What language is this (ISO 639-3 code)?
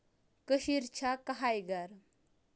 kas